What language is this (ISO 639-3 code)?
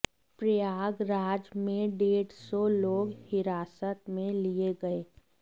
hin